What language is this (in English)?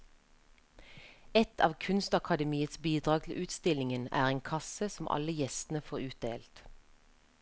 Norwegian